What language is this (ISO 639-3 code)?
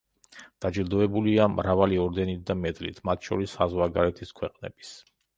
kat